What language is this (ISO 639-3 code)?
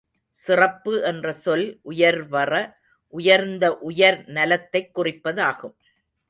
tam